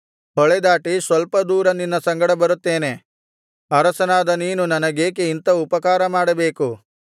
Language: Kannada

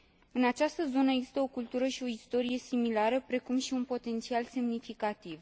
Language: Romanian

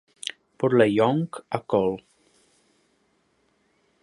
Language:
Czech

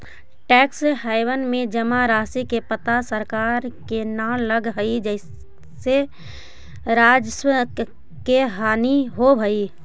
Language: Magahi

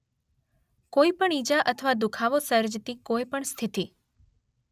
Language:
Gujarati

